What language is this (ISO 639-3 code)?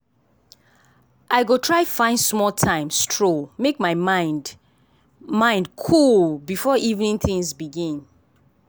pcm